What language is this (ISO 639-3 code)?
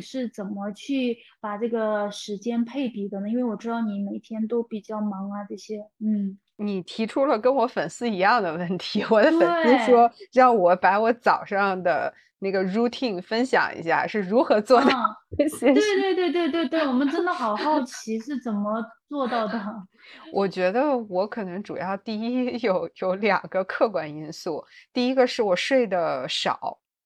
zho